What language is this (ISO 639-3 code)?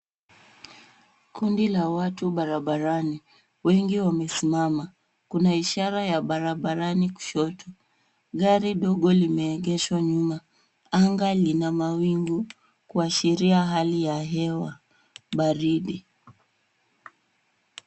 swa